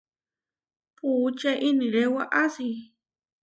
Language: Huarijio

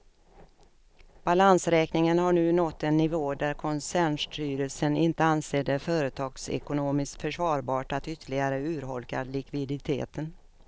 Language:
Swedish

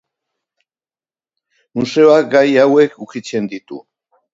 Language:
Basque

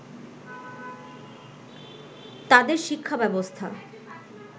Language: Bangla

